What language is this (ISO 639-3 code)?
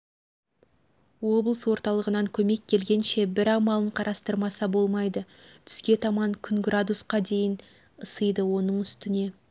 kaz